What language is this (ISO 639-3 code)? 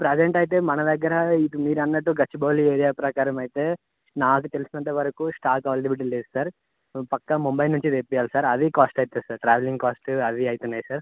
tel